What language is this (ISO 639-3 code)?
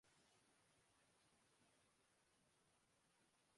urd